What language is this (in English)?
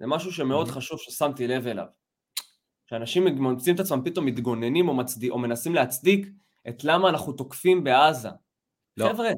Hebrew